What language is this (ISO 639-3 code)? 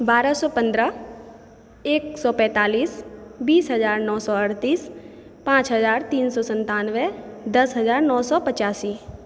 mai